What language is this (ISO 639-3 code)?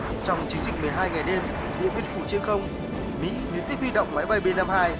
vie